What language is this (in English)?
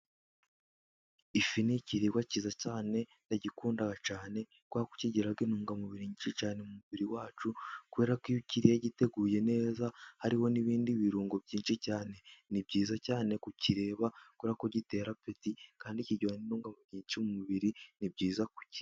Kinyarwanda